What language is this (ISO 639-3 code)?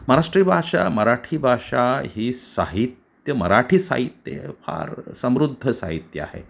mar